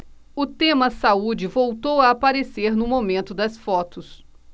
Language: Portuguese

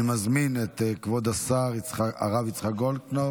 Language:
Hebrew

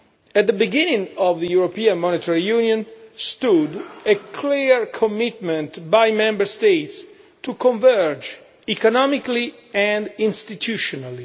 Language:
English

